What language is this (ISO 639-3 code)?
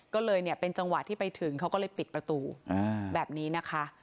tha